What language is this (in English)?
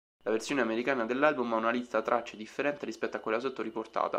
Italian